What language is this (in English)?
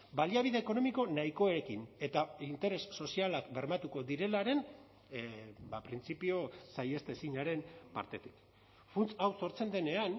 Basque